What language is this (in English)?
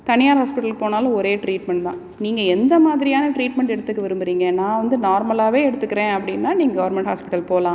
Tamil